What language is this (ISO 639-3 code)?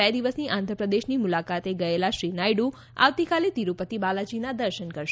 guj